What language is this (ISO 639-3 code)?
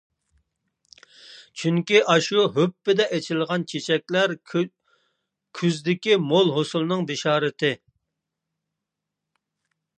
uig